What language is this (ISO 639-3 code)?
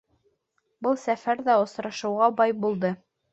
bak